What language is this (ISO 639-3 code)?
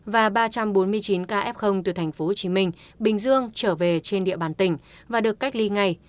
vie